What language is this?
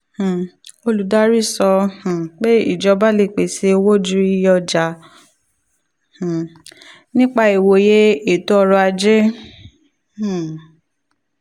Yoruba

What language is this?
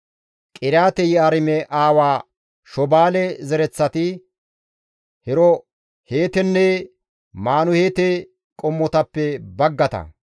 Gamo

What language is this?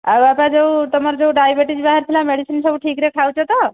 Odia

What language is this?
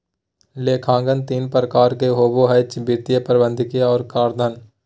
Magahi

